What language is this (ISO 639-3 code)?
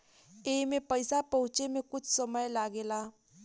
bho